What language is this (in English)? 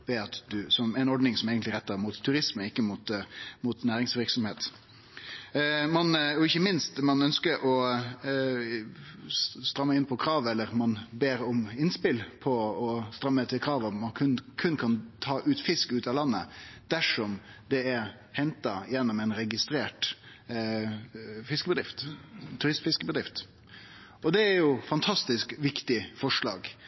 Norwegian Nynorsk